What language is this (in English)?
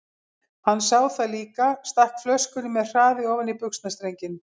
Icelandic